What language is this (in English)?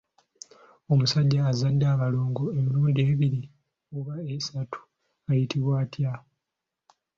Ganda